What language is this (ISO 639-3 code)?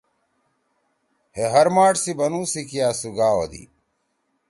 trw